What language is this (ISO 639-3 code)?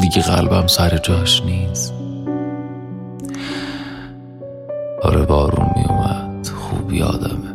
fas